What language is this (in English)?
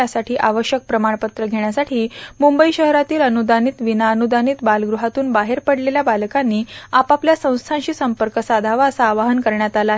Marathi